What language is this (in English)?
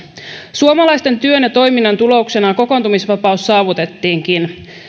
Finnish